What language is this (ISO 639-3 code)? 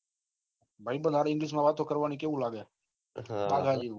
guj